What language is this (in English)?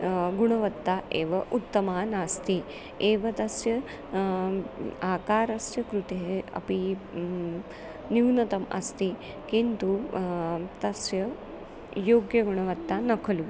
Sanskrit